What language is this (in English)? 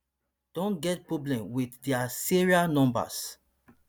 Nigerian Pidgin